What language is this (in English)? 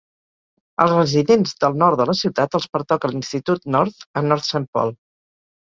Catalan